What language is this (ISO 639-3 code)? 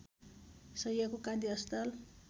nep